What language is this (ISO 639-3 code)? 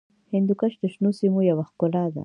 pus